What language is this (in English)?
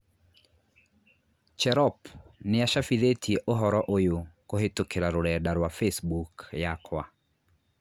Kikuyu